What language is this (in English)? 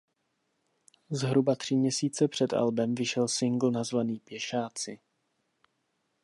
Czech